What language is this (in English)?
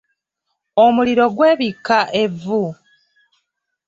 Ganda